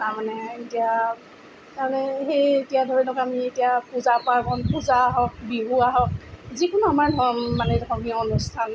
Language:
Assamese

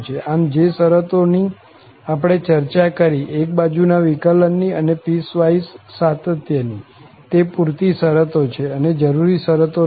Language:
Gujarati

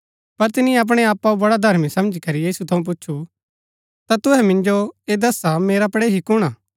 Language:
Gaddi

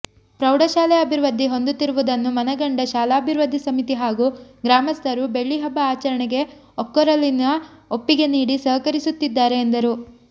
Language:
Kannada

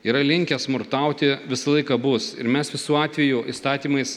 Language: Lithuanian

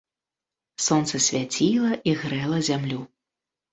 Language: Belarusian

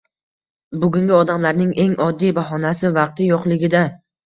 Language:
Uzbek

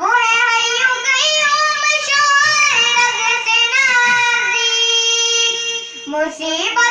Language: Vietnamese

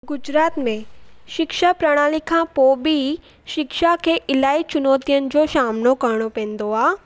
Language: Sindhi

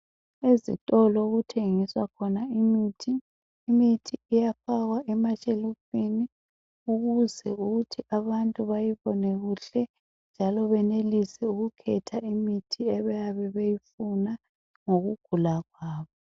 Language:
North Ndebele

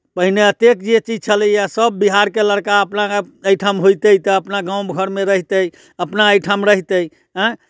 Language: Maithili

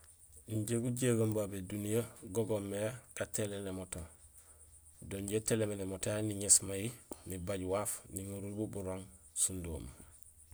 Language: Gusilay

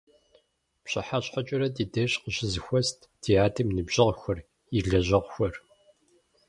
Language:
Kabardian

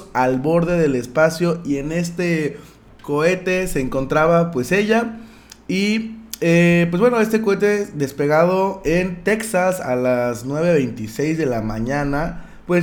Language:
Spanish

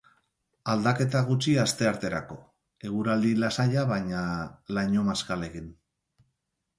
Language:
Basque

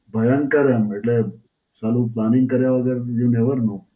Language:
Gujarati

